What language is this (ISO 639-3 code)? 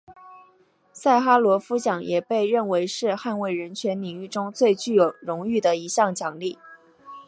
zho